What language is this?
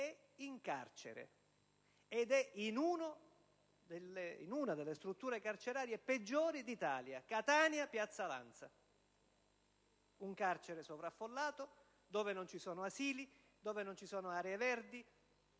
Italian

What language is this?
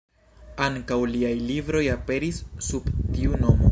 Esperanto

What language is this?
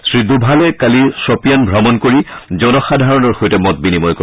Assamese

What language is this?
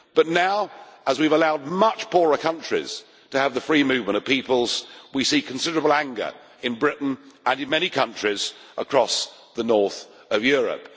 English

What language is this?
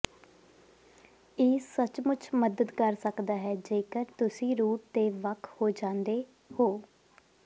Punjabi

